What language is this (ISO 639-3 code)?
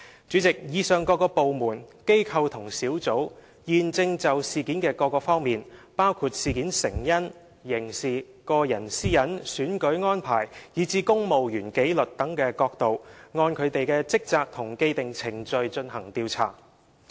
yue